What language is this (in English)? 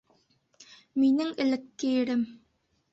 Bashkir